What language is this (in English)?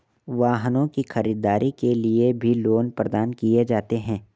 Hindi